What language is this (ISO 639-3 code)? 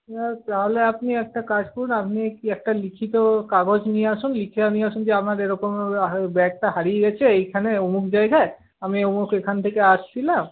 ben